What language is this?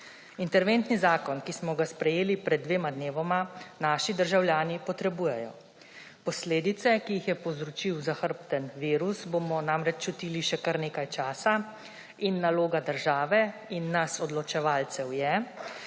Slovenian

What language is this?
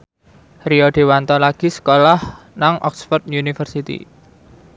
Javanese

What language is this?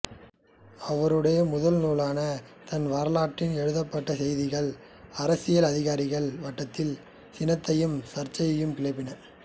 Tamil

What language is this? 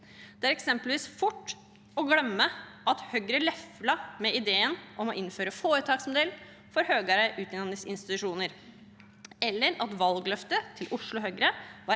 Norwegian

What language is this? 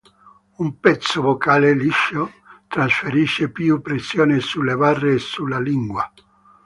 Italian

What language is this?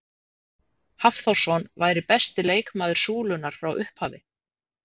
Icelandic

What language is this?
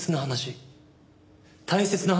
Japanese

